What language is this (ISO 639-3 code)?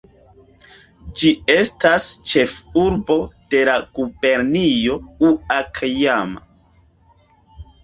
epo